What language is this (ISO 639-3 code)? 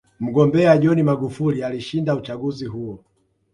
swa